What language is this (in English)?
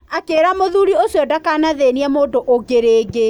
Kikuyu